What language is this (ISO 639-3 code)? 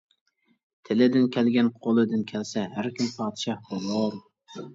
uig